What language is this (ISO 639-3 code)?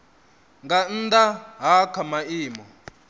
ven